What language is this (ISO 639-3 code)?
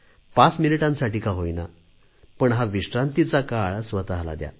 mar